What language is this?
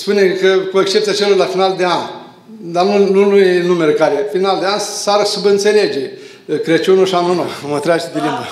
Romanian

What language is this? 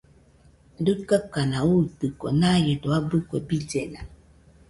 Nüpode Huitoto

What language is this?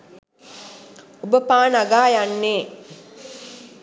Sinhala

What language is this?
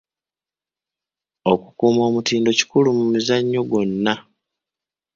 Ganda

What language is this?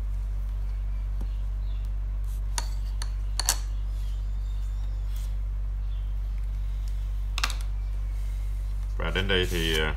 Vietnamese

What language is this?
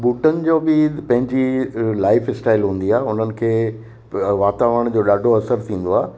Sindhi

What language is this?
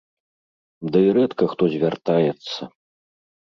Belarusian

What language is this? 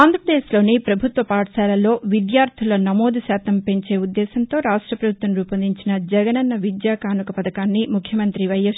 Telugu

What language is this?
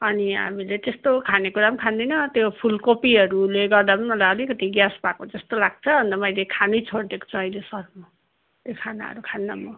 Nepali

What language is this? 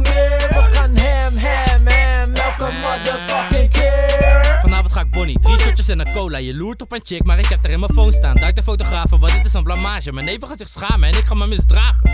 Turkish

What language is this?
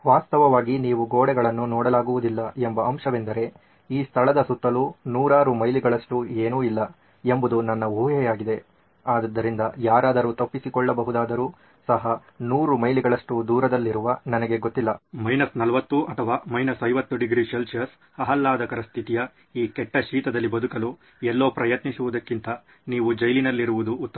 Kannada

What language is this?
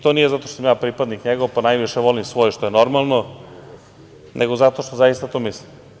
Serbian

